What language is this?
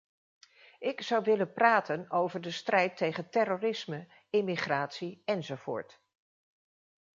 Dutch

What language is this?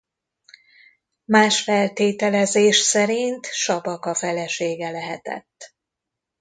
Hungarian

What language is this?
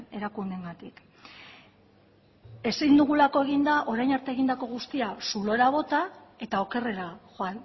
Basque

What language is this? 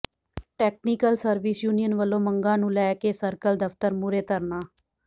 Punjabi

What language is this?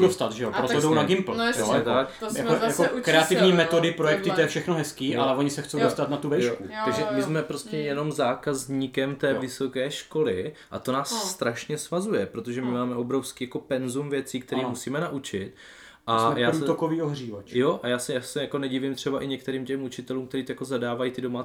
Czech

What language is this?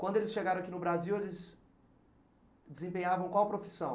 Portuguese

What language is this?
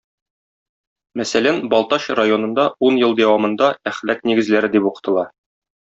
Tatar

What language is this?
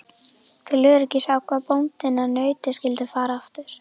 Icelandic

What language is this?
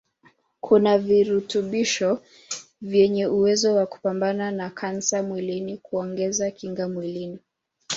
Swahili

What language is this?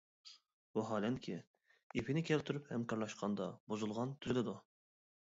Uyghur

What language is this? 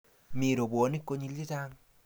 Kalenjin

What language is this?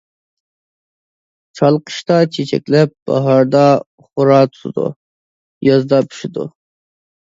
Uyghur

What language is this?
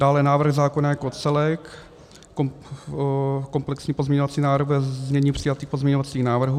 Czech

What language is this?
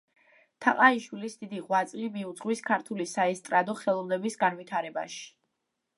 Georgian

